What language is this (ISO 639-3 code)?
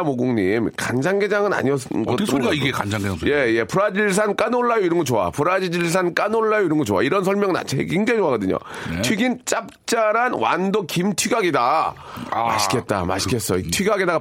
kor